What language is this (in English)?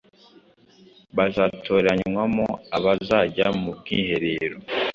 Kinyarwanda